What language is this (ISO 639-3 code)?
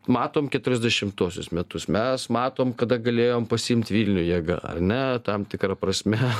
lit